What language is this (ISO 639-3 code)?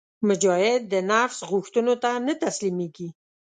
pus